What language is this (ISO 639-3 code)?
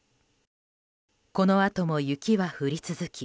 jpn